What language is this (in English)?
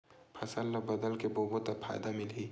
Chhattisgarhi